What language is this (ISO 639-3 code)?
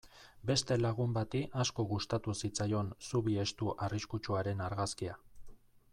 eus